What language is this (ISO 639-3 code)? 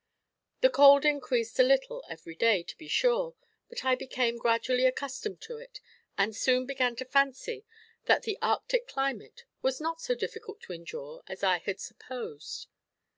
eng